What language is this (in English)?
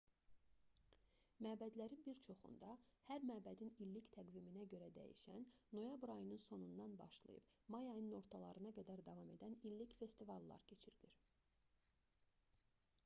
Azerbaijani